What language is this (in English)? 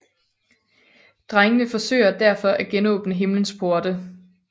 Danish